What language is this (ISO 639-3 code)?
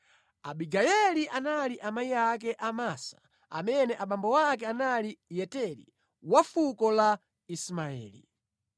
nya